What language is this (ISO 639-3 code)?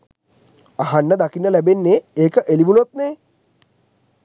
sin